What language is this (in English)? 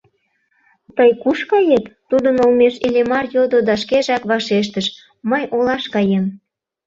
Mari